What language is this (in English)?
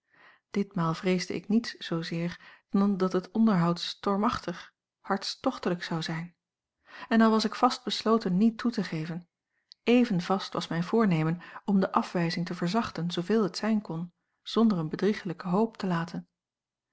Dutch